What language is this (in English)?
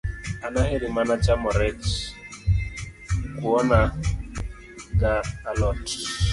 Luo (Kenya and Tanzania)